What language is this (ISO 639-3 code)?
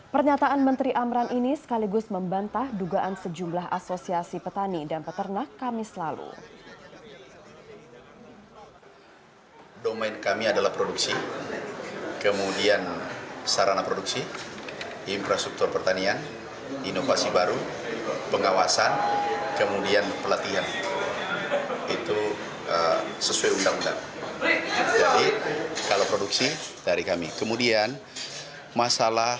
ind